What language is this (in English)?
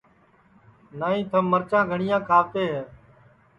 Sansi